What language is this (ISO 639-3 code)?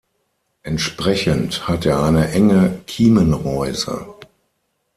deu